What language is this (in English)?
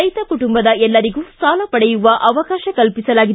Kannada